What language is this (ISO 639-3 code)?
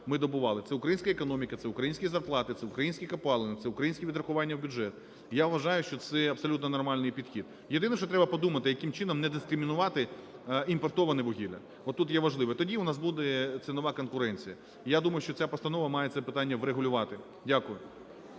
ukr